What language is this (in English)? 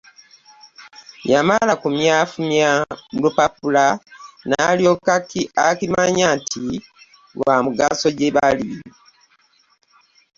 Ganda